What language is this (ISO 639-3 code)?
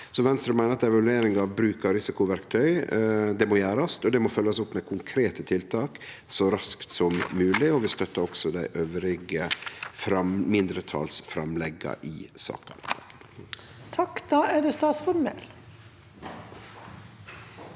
nor